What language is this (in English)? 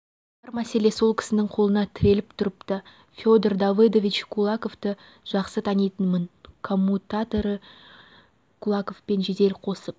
Kazakh